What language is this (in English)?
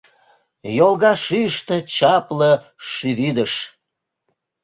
Mari